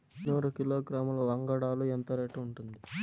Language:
Telugu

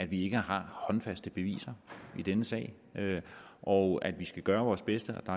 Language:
Danish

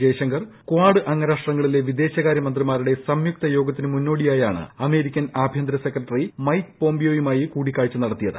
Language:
Malayalam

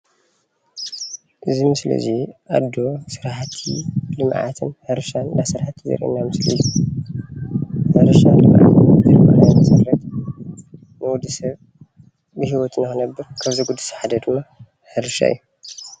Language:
Tigrinya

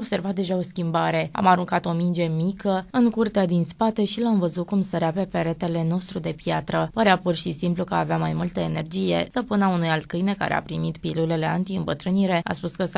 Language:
Romanian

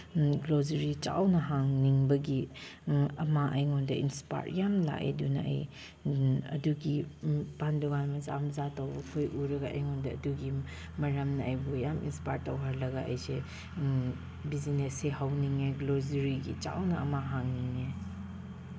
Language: Manipuri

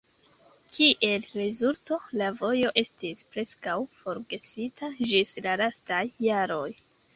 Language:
Esperanto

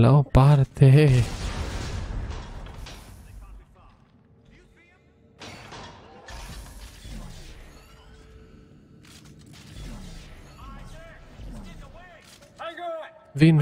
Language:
Romanian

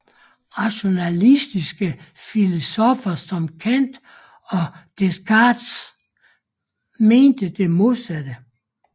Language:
Danish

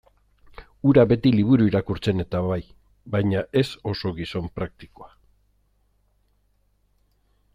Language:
Basque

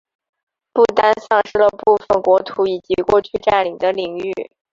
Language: Chinese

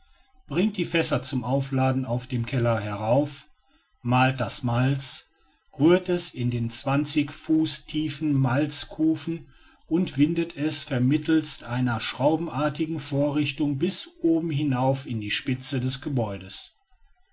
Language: German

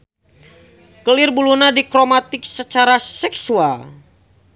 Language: Sundanese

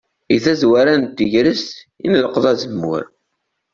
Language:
Kabyle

